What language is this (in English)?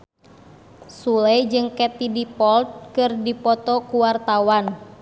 Sundanese